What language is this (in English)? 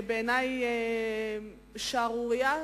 Hebrew